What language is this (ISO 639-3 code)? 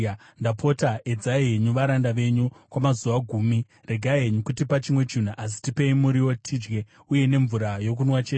sna